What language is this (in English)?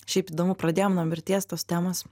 Lithuanian